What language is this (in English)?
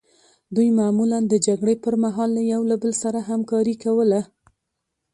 Pashto